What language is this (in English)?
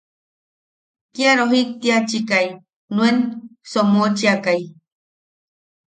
Yaqui